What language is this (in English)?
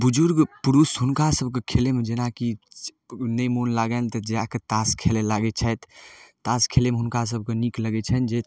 Maithili